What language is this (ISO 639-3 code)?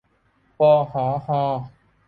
tha